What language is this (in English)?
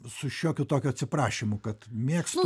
Lithuanian